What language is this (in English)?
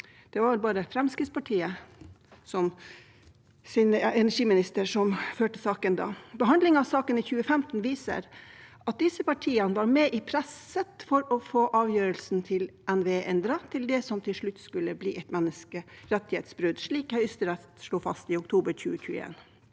Norwegian